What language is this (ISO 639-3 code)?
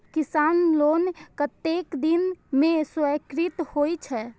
mai